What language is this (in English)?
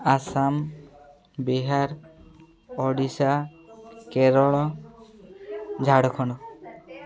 Odia